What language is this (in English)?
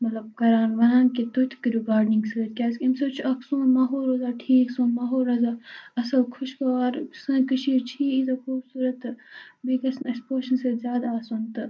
Kashmiri